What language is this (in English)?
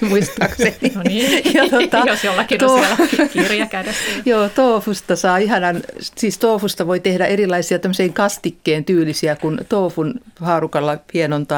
Finnish